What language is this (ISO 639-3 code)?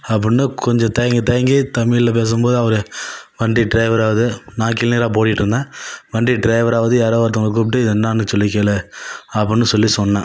tam